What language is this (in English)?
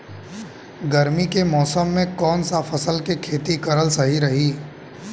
Bhojpuri